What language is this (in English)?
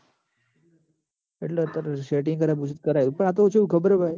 Gujarati